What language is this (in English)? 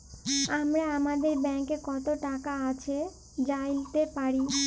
Bangla